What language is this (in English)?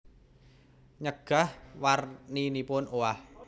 Javanese